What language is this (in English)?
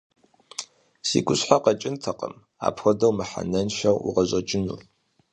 Kabardian